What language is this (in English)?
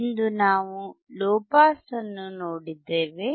Kannada